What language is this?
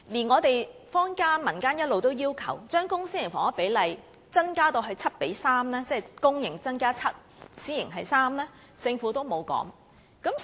Cantonese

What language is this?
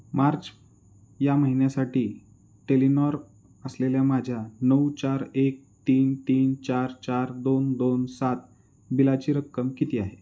Marathi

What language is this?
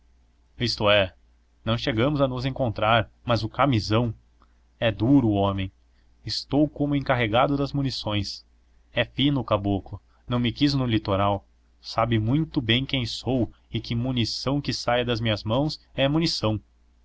Portuguese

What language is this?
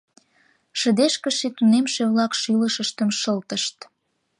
Mari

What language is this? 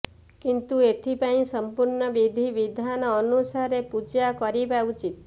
Odia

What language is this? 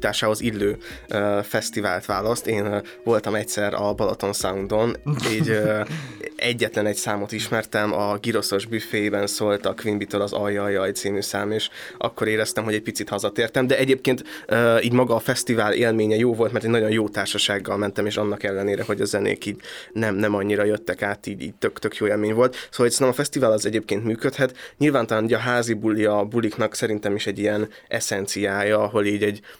Hungarian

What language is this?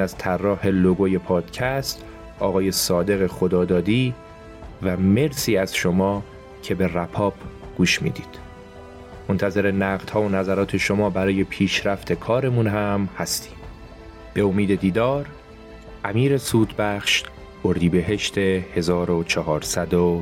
Persian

